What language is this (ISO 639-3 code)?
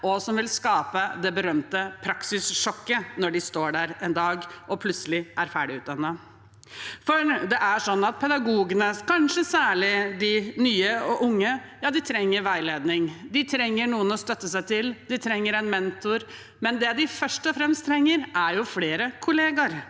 nor